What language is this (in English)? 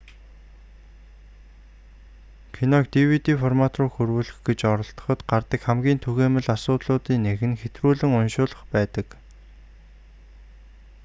Mongolian